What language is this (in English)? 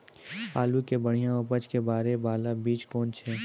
Maithili